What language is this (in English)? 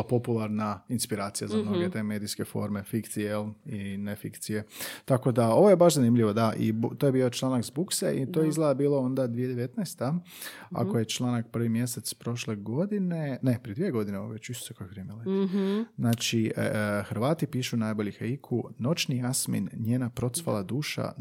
Croatian